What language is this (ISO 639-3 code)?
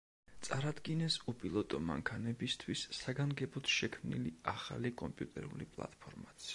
kat